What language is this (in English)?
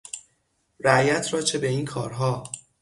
Persian